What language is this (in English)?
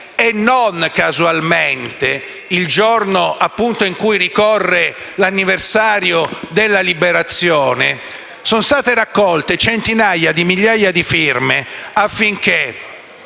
Italian